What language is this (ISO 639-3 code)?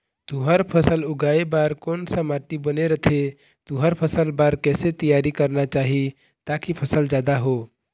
hne